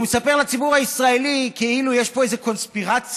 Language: Hebrew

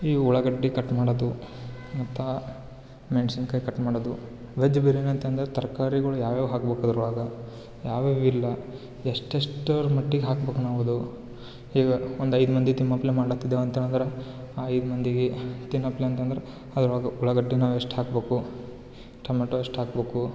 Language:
Kannada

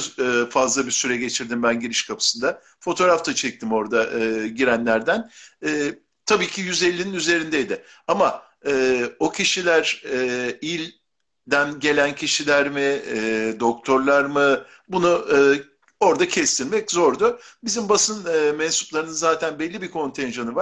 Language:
Turkish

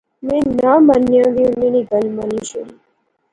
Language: Pahari-Potwari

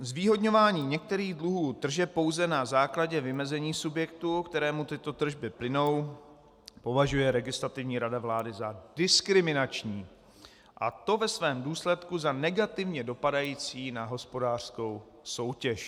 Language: Czech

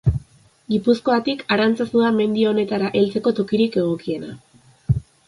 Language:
Basque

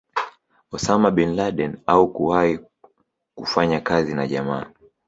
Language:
Swahili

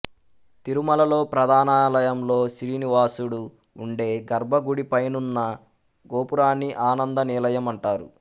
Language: Telugu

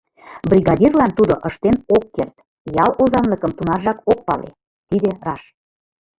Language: Mari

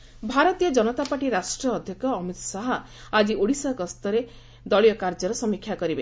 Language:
Odia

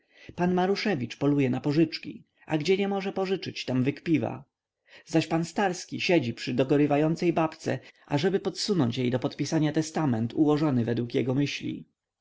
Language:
Polish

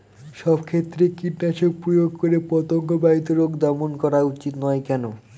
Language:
Bangla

